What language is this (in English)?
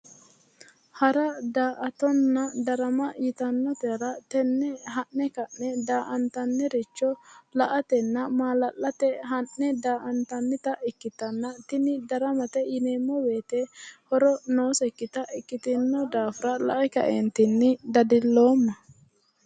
Sidamo